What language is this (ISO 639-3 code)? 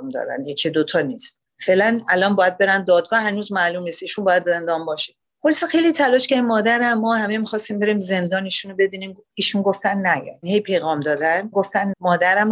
fas